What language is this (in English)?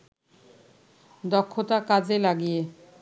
Bangla